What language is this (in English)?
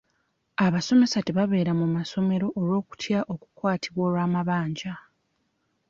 Ganda